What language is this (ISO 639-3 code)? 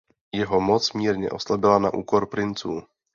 ces